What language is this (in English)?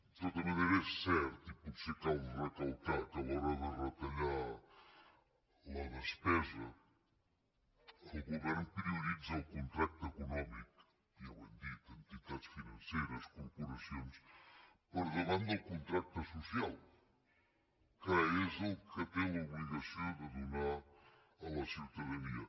Catalan